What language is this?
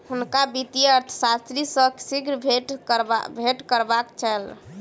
Maithili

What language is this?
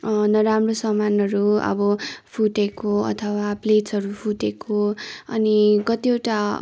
Nepali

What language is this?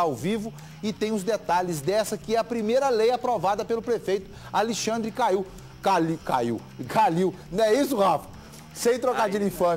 Portuguese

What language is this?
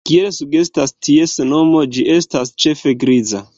Esperanto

